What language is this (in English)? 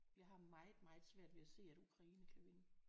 Danish